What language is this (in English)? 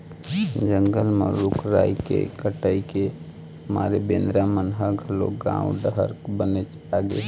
Chhattisgarhi